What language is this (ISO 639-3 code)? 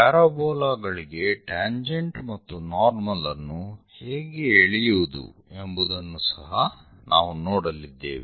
kan